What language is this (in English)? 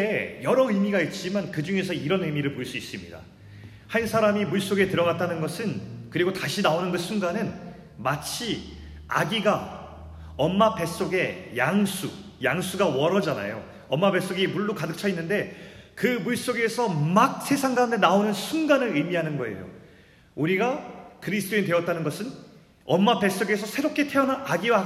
Korean